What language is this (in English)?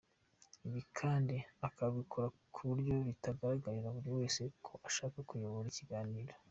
Kinyarwanda